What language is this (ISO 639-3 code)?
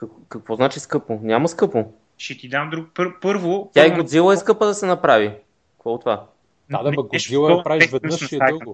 bul